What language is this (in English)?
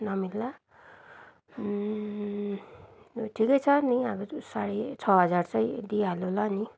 Nepali